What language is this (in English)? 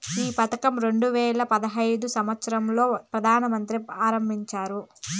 Telugu